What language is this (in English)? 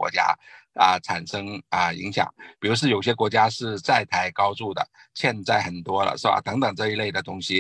Chinese